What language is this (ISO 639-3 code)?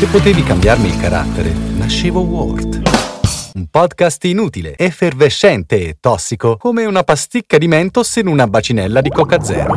ita